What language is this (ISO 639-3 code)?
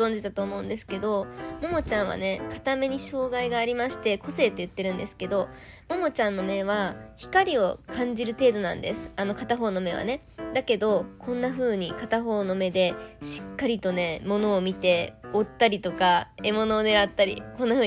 jpn